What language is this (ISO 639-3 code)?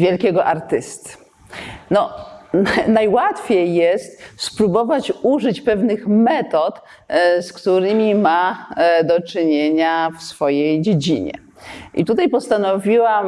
pol